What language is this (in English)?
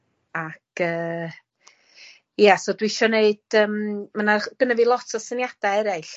Welsh